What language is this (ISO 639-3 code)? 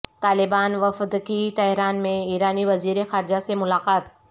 urd